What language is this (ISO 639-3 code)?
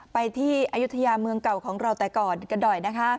tha